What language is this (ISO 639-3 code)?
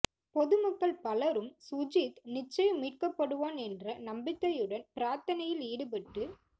tam